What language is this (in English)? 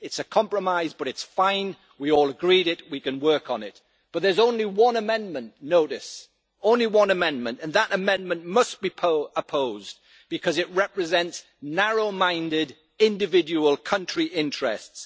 English